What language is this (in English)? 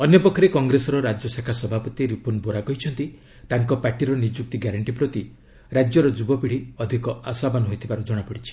Odia